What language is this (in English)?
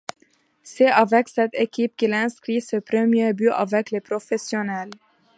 French